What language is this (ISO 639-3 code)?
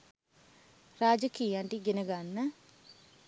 sin